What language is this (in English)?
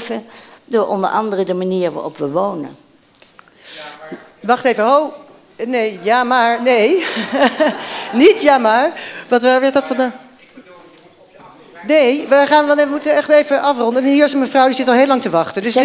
Dutch